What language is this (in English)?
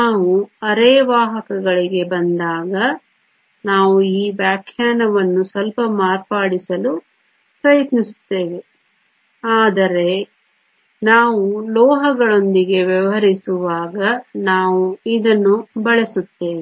Kannada